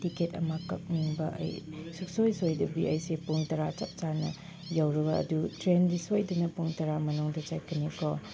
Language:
Manipuri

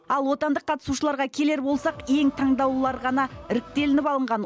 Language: Kazakh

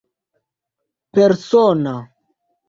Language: Esperanto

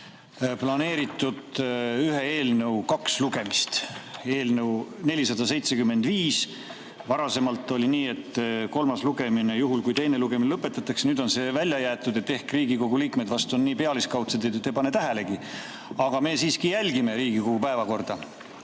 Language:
Estonian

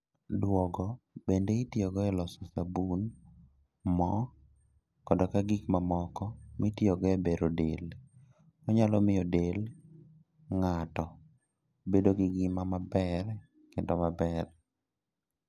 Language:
Luo (Kenya and Tanzania)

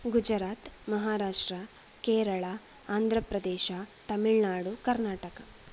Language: Sanskrit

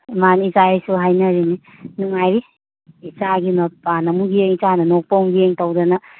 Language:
Manipuri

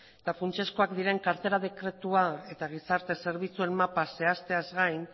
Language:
Basque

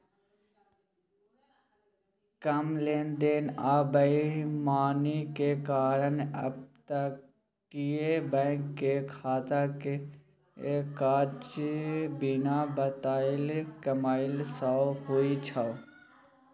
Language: Maithili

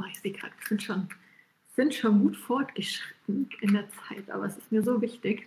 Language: German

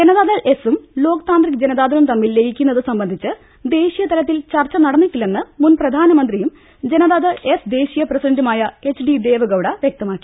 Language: Malayalam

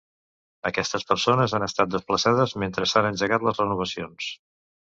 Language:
Catalan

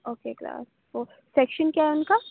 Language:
Urdu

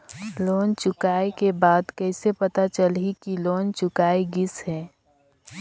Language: Chhattisgarhi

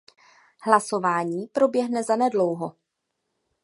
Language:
Czech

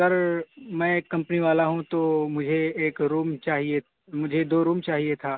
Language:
Urdu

